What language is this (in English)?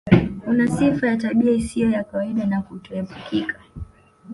Swahili